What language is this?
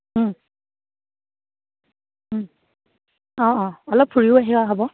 Assamese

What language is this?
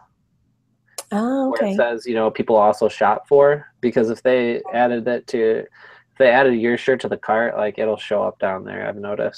English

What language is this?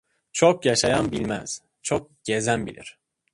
Turkish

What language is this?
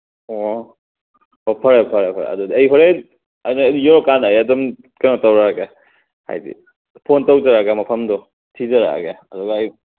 Manipuri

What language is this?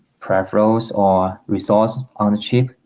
English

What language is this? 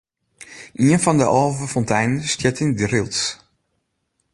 Western Frisian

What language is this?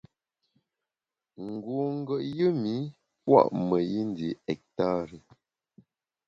Bamun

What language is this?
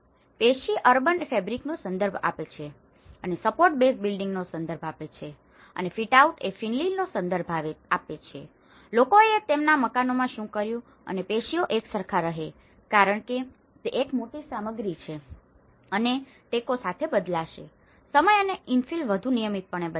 Gujarati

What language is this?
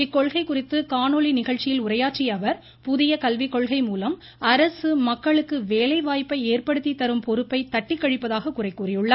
Tamil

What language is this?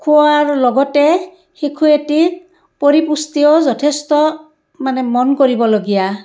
Assamese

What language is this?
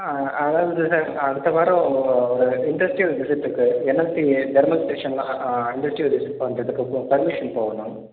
Tamil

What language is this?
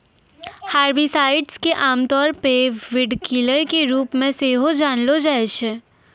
Maithili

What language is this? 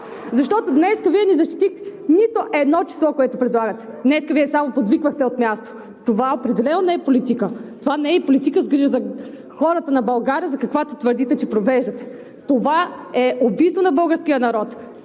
Bulgarian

